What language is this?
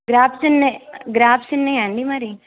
Telugu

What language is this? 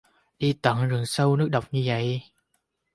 Vietnamese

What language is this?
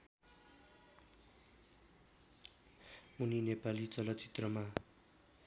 Nepali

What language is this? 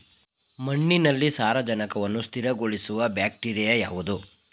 Kannada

